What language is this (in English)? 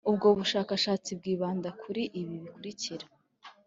Kinyarwanda